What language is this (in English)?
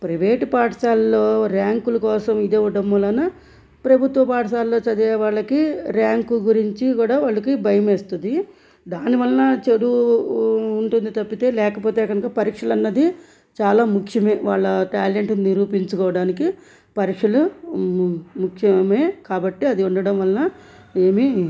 Telugu